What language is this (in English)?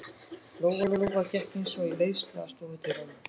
Icelandic